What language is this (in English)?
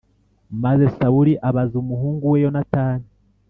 Kinyarwanda